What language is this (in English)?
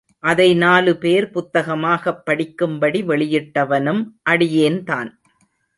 Tamil